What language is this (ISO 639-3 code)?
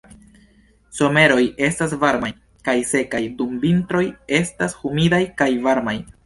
epo